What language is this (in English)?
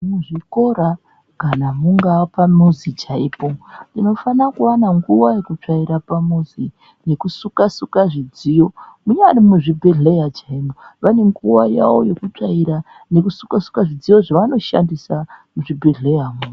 Ndau